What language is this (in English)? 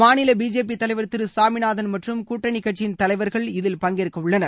Tamil